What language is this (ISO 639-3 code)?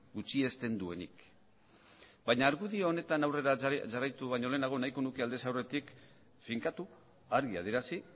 eus